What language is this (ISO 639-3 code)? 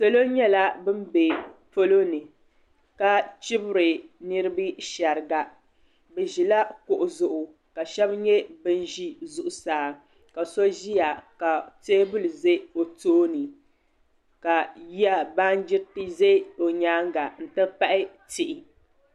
dag